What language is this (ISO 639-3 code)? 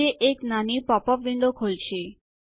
guj